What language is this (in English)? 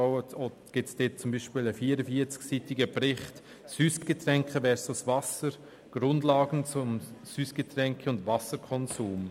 Swiss German